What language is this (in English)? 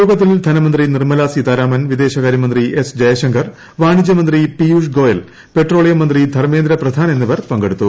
Malayalam